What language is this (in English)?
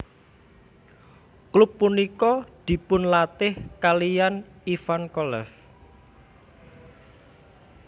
Javanese